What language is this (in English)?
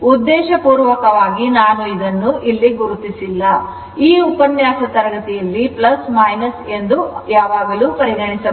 Kannada